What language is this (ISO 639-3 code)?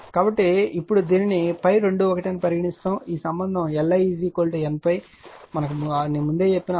tel